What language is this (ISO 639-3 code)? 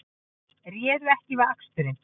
isl